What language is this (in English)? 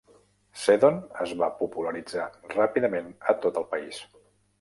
Catalan